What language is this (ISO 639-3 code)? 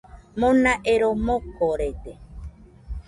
hux